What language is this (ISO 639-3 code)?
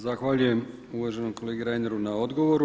hrv